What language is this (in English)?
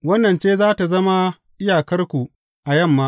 Hausa